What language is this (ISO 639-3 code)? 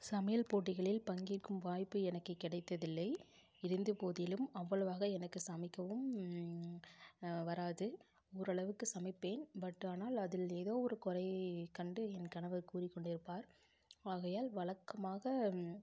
tam